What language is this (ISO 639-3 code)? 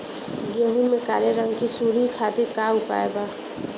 bho